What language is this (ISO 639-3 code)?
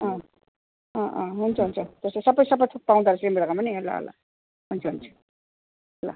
nep